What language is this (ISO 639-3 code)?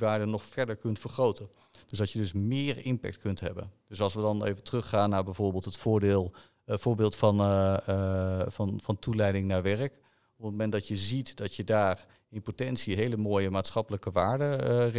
nld